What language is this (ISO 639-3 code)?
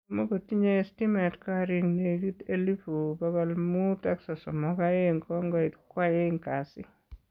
kln